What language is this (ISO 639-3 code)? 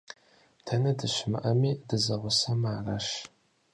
kbd